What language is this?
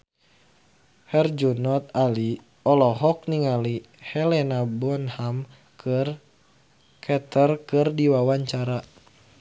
Sundanese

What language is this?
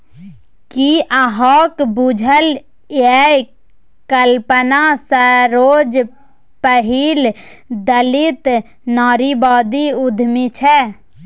Maithili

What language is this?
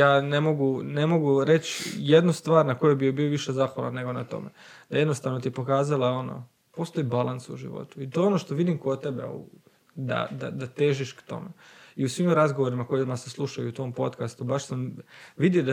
Croatian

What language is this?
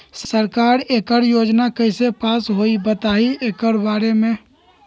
Magahi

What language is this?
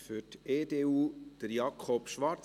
Swiss German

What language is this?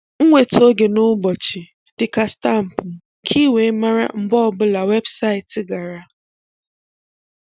Igbo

